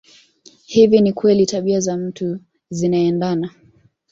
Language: Swahili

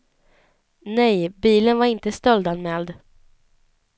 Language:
Swedish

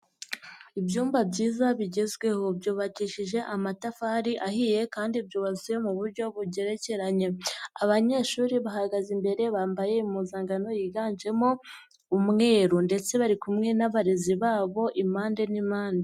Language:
Kinyarwanda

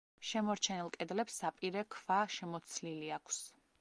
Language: Georgian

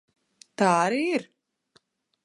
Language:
Latvian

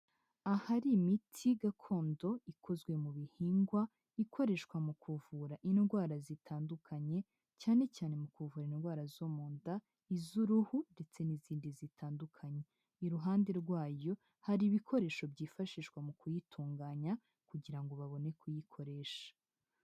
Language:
Kinyarwanda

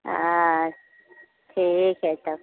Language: Maithili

